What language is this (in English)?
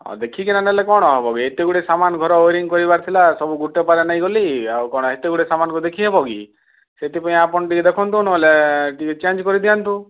Odia